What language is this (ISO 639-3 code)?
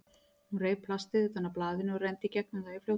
isl